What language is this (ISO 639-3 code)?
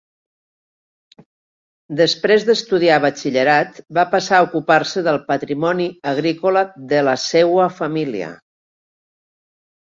cat